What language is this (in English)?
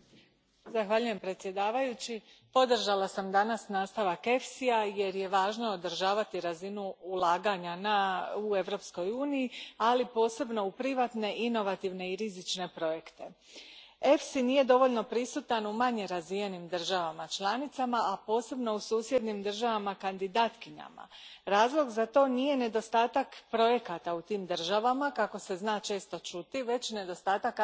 Croatian